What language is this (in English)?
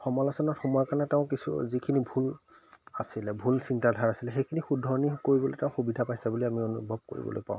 Assamese